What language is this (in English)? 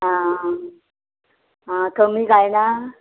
Konkani